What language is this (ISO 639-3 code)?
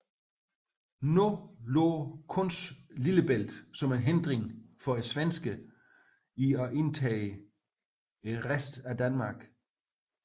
dan